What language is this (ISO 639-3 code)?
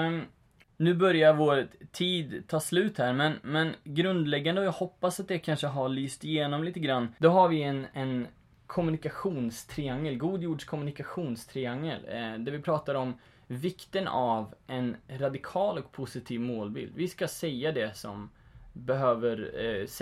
swe